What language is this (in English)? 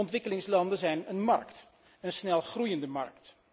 Dutch